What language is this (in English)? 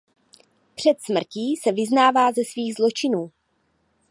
Czech